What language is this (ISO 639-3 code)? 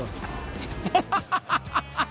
jpn